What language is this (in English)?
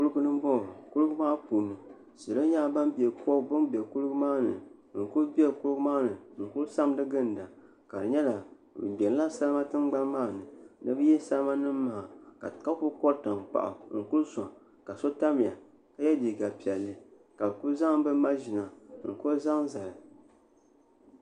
Dagbani